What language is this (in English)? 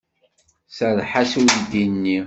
Kabyle